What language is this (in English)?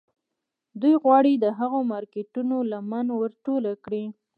Pashto